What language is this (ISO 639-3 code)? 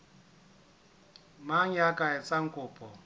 sot